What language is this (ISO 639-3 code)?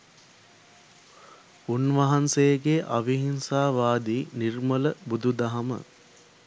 sin